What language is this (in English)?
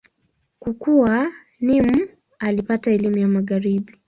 Swahili